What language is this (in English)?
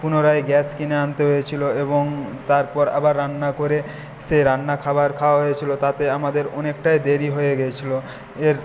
Bangla